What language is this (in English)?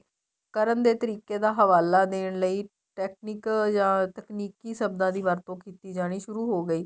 Punjabi